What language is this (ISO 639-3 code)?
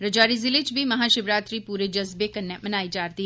doi